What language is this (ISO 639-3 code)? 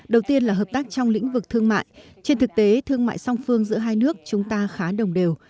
vie